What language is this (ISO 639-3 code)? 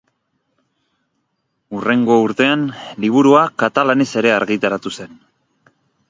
eus